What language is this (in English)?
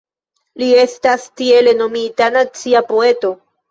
Esperanto